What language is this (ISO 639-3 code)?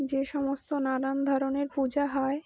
ben